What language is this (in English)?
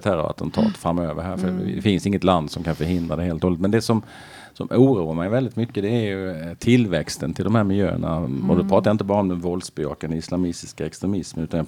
Swedish